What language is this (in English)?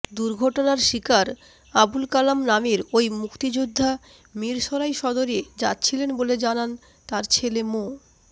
Bangla